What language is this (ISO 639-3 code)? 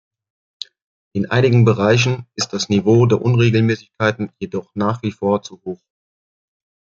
deu